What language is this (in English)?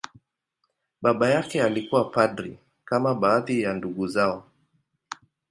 Swahili